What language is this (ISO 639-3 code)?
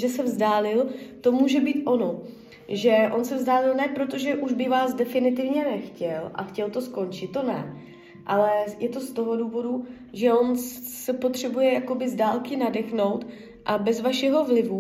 ces